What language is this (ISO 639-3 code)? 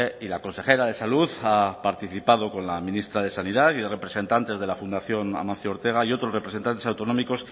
spa